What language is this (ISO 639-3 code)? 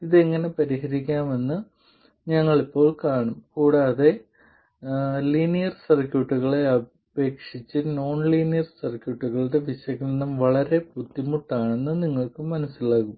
mal